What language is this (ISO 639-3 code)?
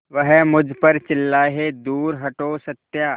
hin